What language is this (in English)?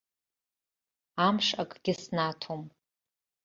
Abkhazian